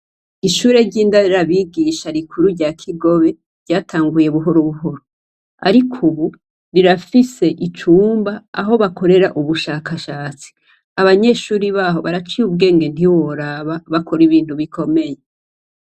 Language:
Rundi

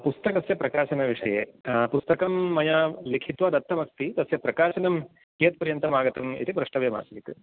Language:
Sanskrit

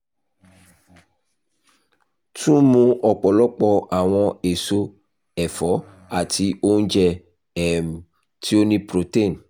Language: Yoruba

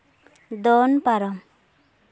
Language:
Santali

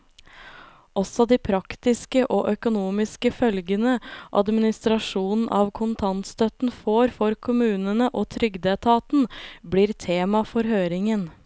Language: Norwegian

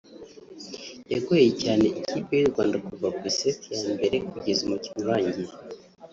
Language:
Kinyarwanda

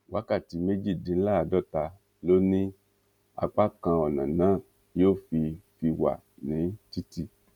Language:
Yoruba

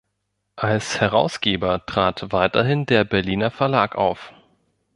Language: German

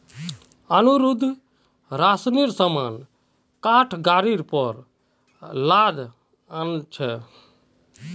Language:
Magahi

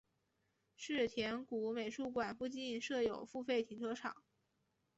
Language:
Chinese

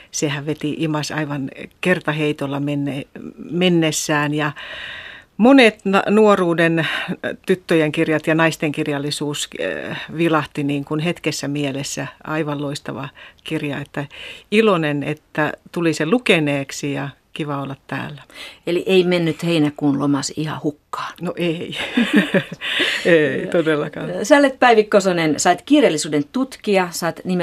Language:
Finnish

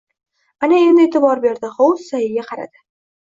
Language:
Uzbek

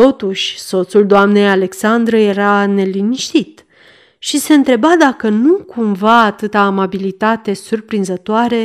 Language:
Romanian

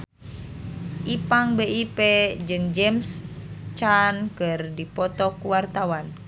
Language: Sundanese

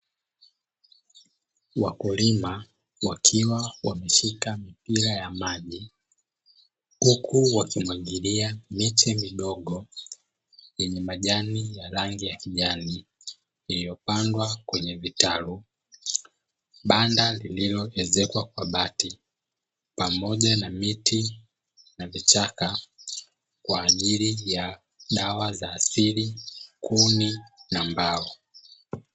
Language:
Swahili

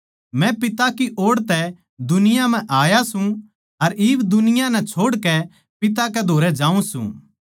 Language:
Haryanvi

